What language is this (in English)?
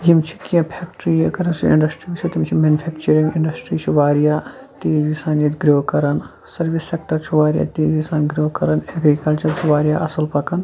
Kashmiri